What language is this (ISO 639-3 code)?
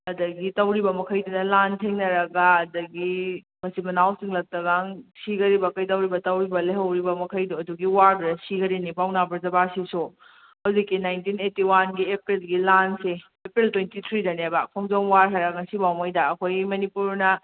mni